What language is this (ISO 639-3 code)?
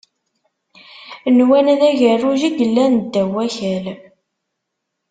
kab